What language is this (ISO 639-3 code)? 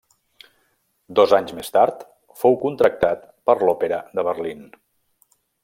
cat